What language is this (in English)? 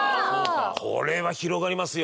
Japanese